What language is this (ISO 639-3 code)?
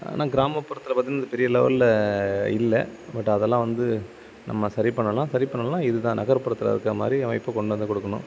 tam